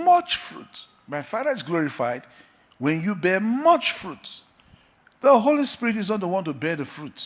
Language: English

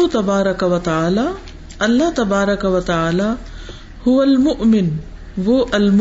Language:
Urdu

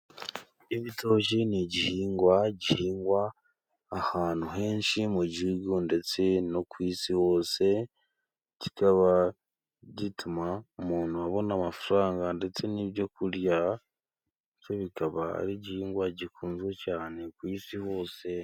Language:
Kinyarwanda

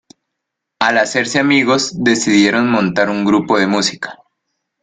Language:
Spanish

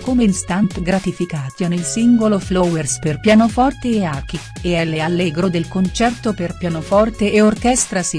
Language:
Italian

